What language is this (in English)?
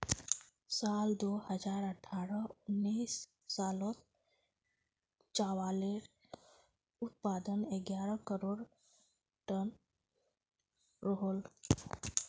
Magahi